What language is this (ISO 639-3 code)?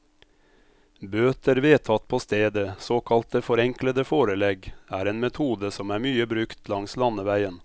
nor